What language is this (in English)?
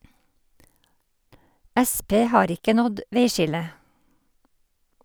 Norwegian